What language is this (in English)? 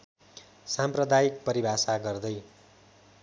Nepali